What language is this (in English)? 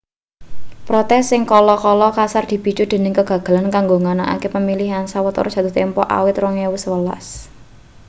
Javanese